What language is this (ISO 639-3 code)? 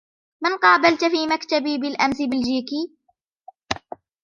ara